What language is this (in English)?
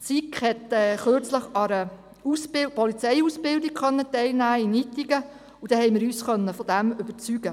Swiss German